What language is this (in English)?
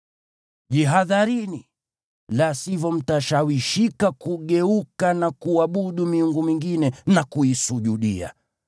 Swahili